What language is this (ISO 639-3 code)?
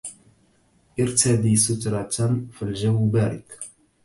ara